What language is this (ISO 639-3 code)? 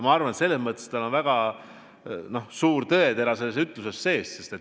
est